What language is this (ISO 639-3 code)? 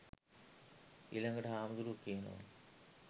sin